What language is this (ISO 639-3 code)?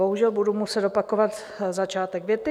ces